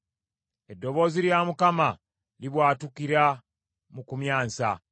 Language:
Ganda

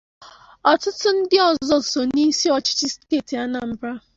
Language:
Igbo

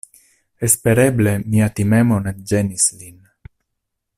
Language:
Esperanto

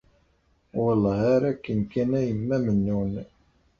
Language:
Kabyle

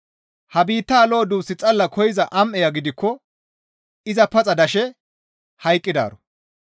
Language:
Gamo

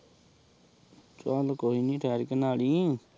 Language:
Punjabi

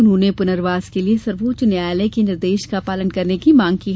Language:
Hindi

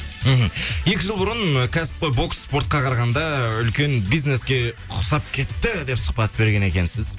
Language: Kazakh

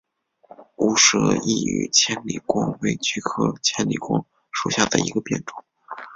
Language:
Chinese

